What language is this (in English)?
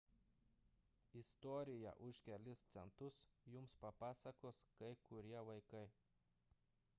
Lithuanian